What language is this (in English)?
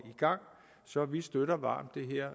Danish